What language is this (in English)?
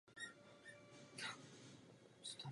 Czech